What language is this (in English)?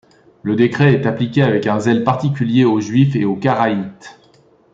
French